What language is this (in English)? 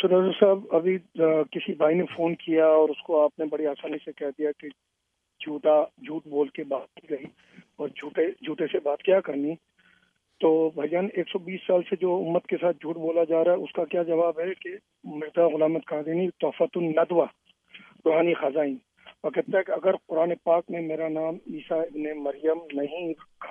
Urdu